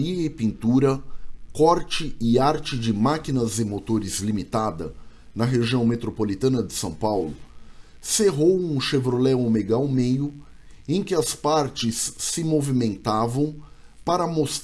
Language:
Portuguese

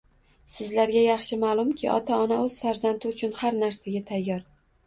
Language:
Uzbek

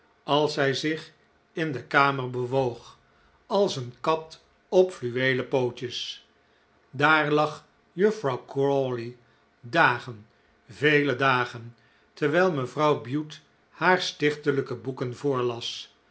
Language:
Dutch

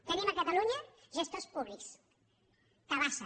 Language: Catalan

